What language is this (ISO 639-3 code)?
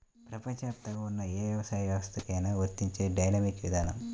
tel